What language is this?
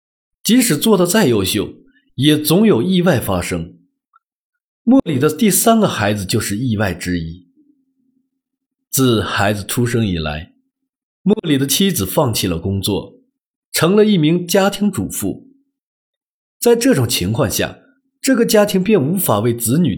Chinese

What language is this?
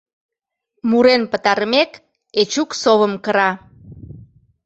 Mari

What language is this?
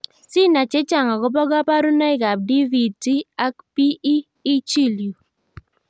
Kalenjin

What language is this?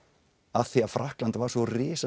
Icelandic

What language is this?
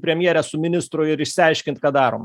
Lithuanian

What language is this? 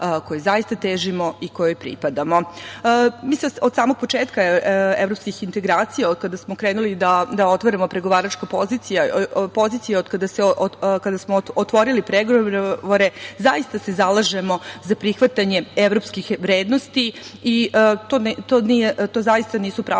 Serbian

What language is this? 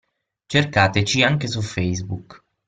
Italian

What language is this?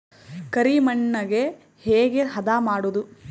Kannada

